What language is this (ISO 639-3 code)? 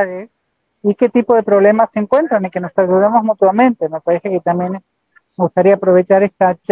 spa